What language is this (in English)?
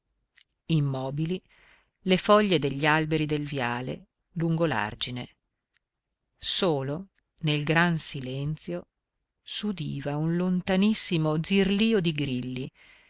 Italian